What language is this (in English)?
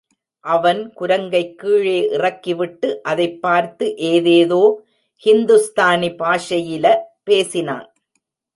Tamil